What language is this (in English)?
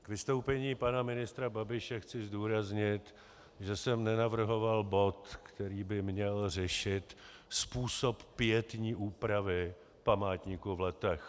Czech